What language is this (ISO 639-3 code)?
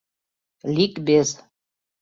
chm